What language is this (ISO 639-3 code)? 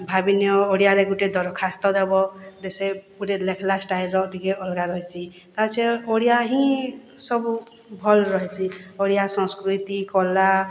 ori